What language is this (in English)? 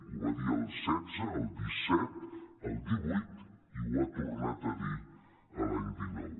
Catalan